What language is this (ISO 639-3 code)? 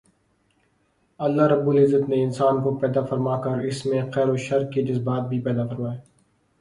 urd